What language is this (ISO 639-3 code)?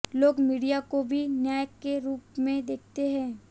hin